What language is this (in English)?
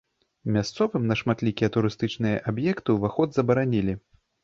Belarusian